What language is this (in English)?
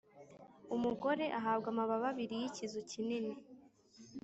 Kinyarwanda